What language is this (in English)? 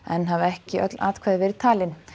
Icelandic